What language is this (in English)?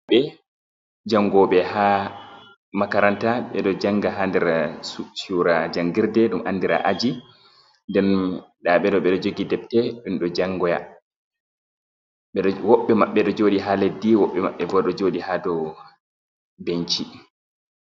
Fula